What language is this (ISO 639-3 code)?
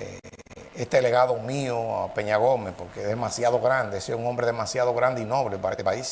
spa